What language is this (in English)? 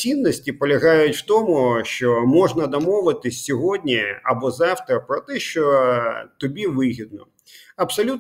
Ukrainian